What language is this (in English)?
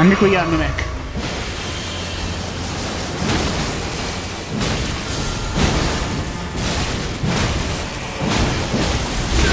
Arabic